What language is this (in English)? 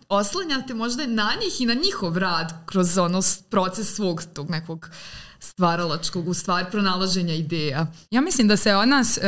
Croatian